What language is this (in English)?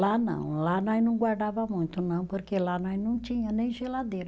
Portuguese